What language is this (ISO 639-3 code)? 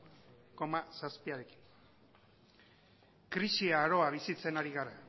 eus